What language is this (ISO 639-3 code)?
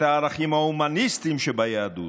heb